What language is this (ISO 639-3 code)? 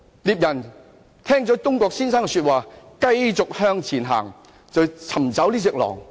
yue